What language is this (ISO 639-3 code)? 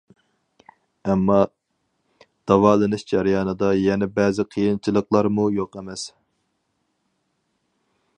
uig